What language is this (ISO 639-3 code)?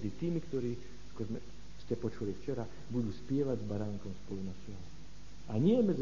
slk